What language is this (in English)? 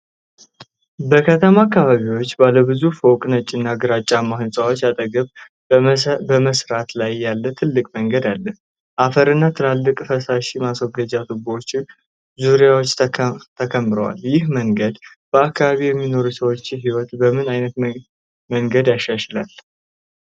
Amharic